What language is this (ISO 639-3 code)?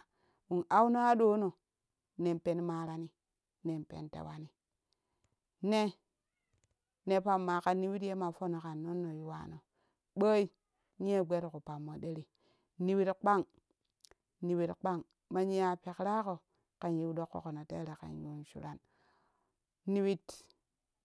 kuh